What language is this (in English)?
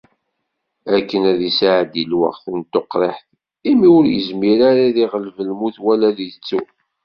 Kabyle